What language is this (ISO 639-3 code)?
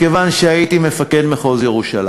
heb